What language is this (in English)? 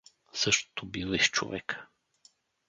Bulgarian